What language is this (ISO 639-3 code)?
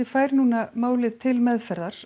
isl